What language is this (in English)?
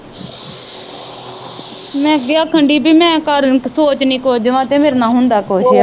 Punjabi